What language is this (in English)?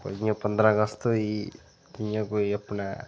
Dogri